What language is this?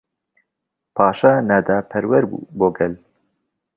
Central Kurdish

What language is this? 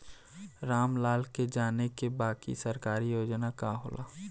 Bhojpuri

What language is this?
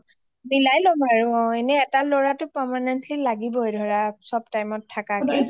Assamese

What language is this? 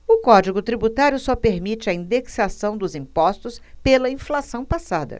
Portuguese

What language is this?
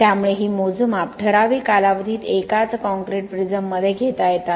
Marathi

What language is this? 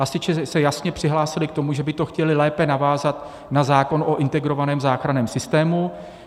Czech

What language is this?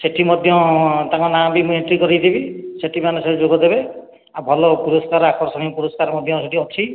Odia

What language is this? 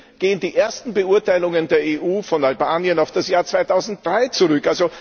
German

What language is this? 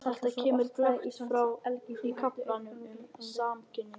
Icelandic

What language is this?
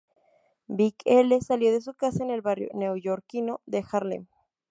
Spanish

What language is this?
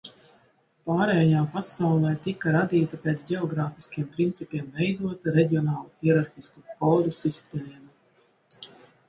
Latvian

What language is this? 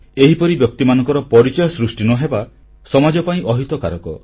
Odia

